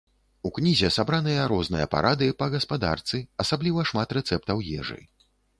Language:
Belarusian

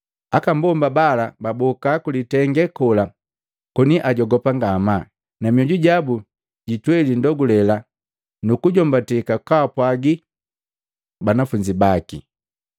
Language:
Matengo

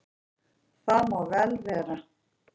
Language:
Icelandic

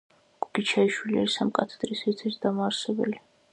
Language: Georgian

